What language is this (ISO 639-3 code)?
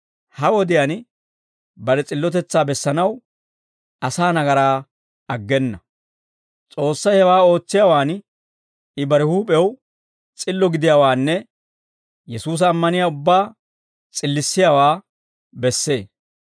dwr